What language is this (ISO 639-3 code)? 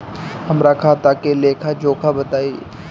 bho